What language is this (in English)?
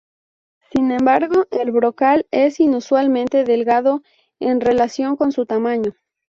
Spanish